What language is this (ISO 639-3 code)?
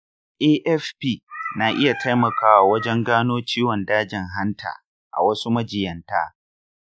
hau